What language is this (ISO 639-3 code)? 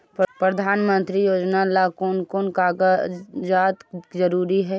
mag